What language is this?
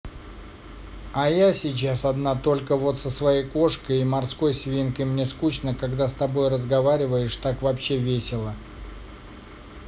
Russian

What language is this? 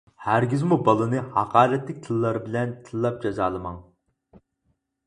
Uyghur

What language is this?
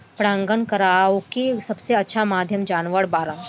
Bhojpuri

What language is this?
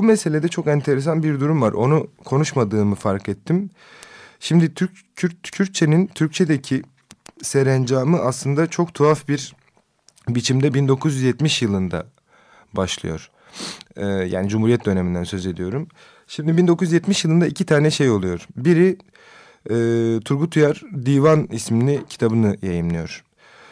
Turkish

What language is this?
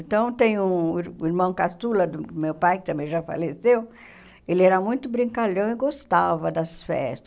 Portuguese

